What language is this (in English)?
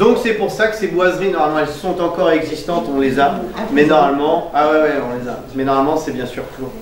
French